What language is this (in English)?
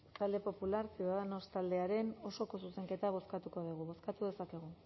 Basque